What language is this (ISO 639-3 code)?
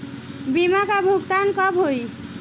bho